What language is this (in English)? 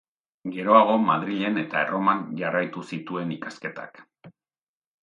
Basque